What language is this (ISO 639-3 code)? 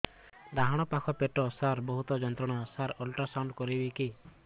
ori